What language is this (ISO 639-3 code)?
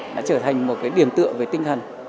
vie